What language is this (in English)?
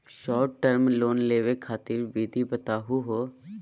Magahi